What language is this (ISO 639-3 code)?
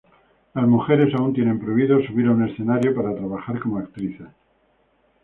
spa